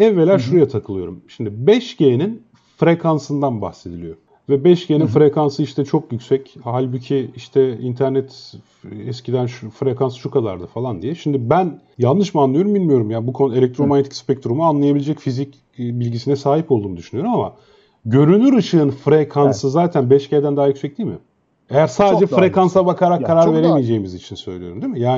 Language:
Turkish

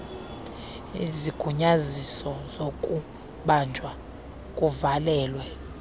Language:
Xhosa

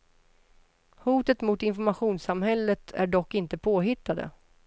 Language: Swedish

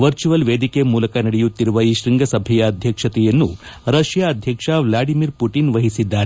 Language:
Kannada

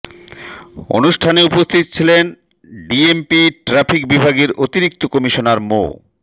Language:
Bangla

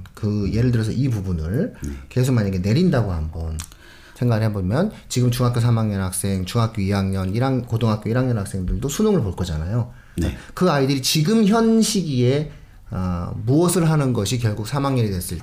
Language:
Korean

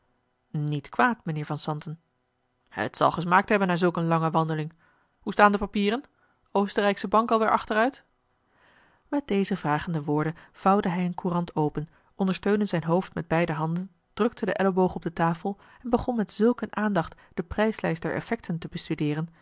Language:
Dutch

